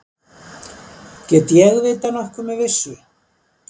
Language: Icelandic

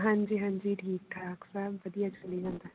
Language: Punjabi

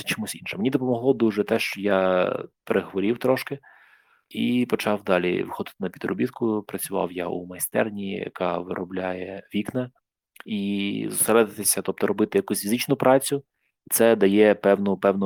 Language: Ukrainian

